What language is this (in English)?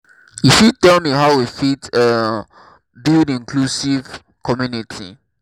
Nigerian Pidgin